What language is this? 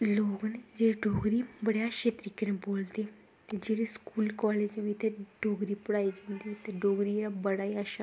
Dogri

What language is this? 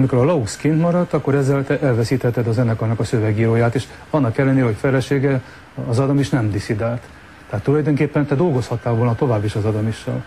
Hungarian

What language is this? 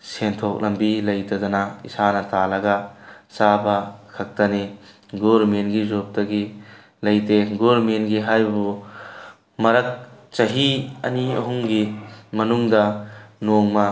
Manipuri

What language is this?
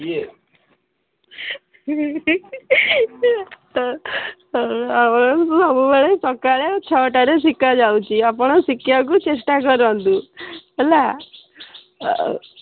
Odia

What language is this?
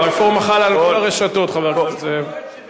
Hebrew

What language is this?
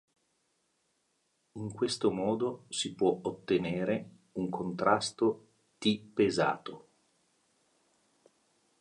Italian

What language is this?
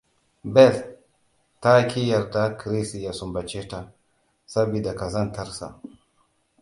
Hausa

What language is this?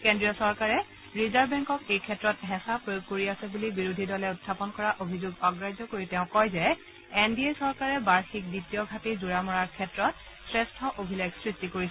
Assamese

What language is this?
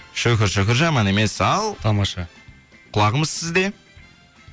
Kazakh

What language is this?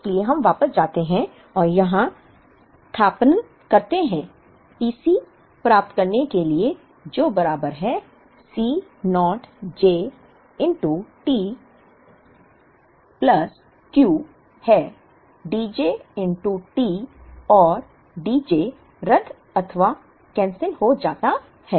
Hindi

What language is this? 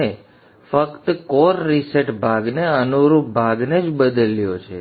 Gujarati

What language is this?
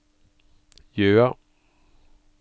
Norwegian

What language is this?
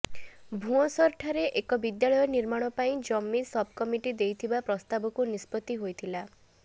Odia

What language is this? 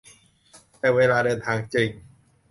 Thai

